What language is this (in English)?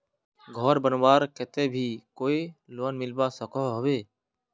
Magahi